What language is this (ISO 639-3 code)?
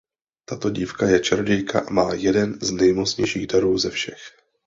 ces